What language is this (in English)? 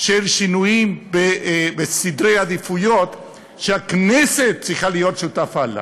Hebrew